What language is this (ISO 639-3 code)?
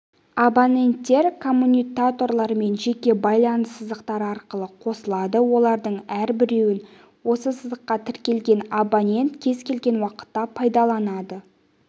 kaz